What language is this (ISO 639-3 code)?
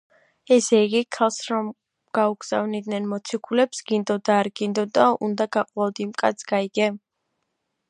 kat